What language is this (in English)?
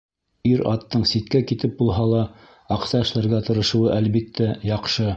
Bashkir